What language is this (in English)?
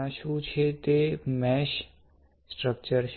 Gujarati